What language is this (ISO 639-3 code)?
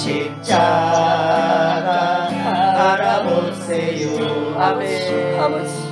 kor